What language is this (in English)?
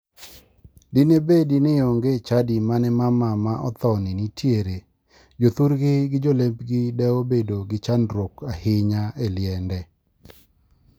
Luo (Kenya and Tanzania)